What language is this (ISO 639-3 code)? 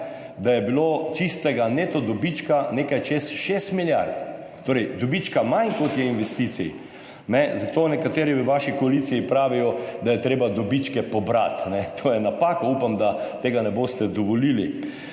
slv